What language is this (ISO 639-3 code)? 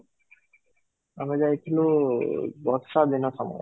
ori